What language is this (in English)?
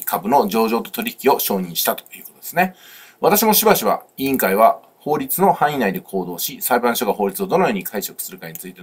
Japanese